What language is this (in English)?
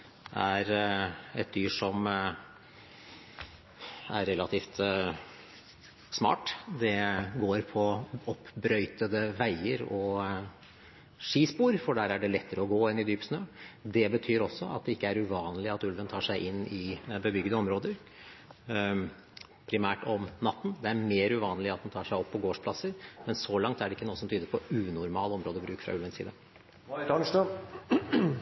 Norwegian